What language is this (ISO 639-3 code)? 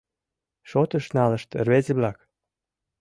chm